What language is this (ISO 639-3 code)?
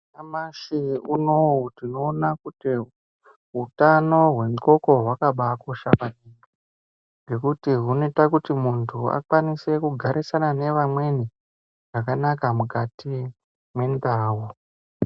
ndc